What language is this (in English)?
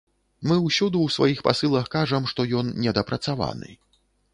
Belarusian